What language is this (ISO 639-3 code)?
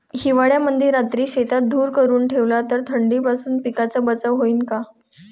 mar